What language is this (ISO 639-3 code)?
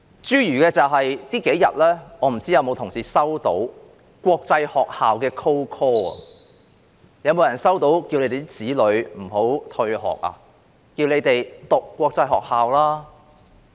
yue